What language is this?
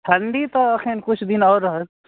Maithili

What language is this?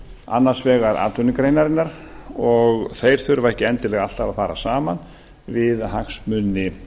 Icelandic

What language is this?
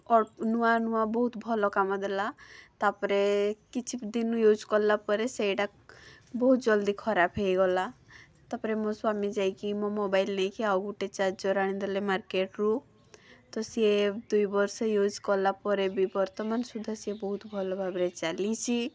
Odia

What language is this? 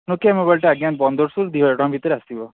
Odia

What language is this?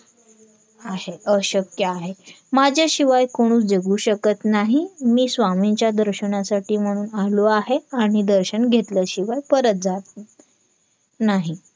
Marathi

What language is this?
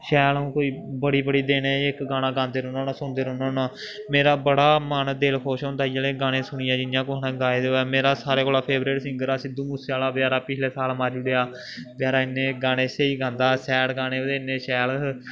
Dogri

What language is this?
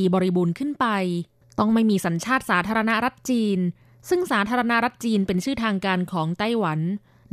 Thai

